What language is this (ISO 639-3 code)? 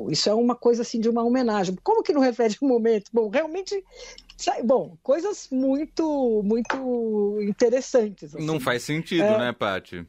por